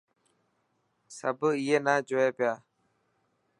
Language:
Dhatki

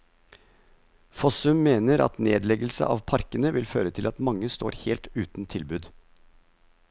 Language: Norwegian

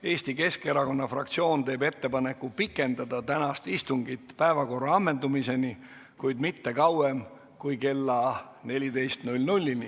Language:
Estonian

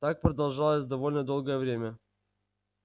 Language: Russian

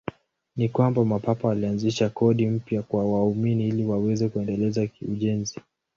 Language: Swahili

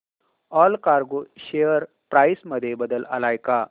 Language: Marathi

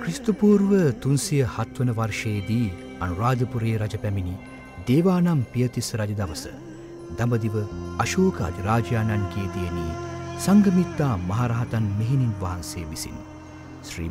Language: Romanian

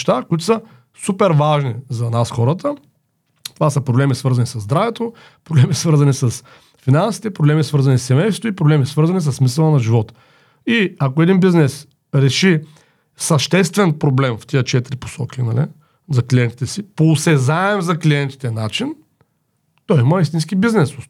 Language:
Bulgarian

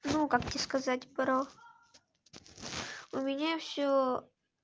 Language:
Russian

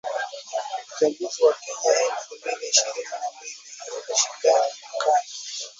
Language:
Swahili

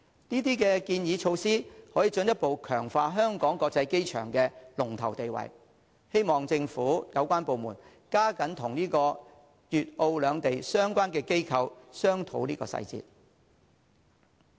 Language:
Cantonese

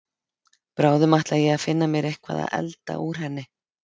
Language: Icelandic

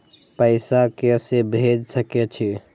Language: Maithili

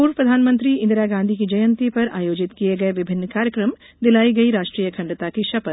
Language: Hindi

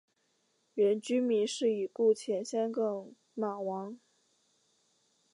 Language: Chinese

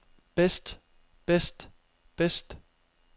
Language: Danish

